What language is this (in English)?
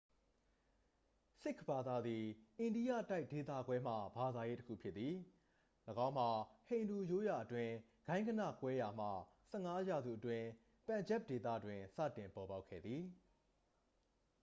Burmese